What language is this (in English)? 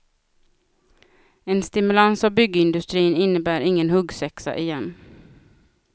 Swedish